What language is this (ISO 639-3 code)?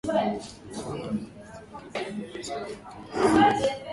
swa